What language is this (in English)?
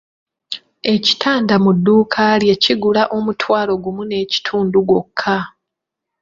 Ganda